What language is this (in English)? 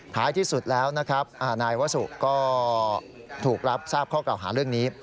Thai